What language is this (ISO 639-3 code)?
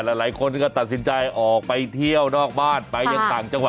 tha